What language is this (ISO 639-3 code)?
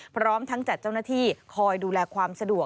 tha